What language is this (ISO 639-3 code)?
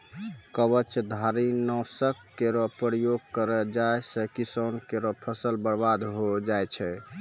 mai